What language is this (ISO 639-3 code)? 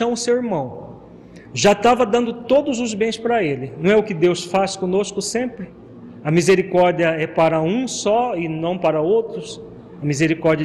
por